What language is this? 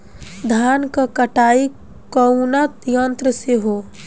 Bhojpuri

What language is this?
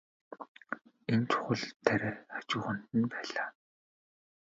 Mongolian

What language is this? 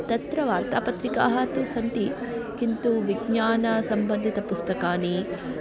Sanskrit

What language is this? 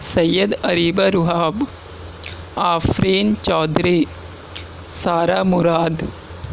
Urdu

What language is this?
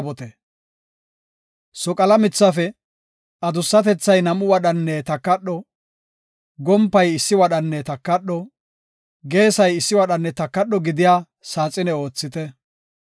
Gofa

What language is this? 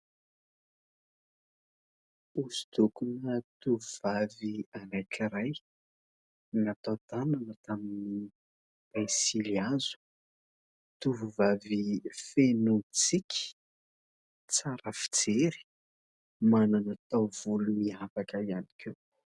Malagasy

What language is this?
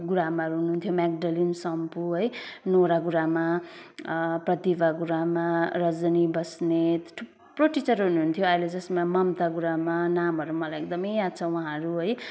Nepali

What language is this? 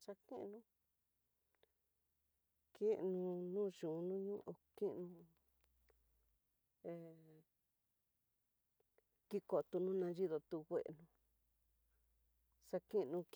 Tidaá Mixtec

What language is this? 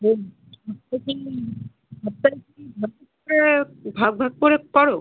Bangla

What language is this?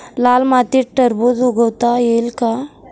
Marathi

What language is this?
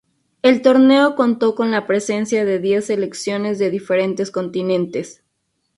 Spanish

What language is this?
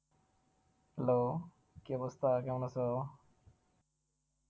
Bangla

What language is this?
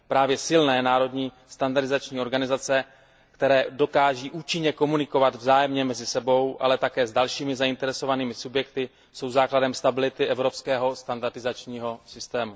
Czech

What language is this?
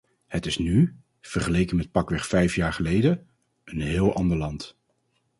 Dutch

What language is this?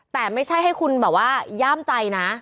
Thai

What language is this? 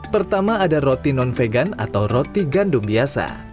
Indonesian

